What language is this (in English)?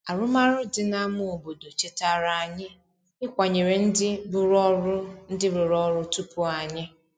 Igbo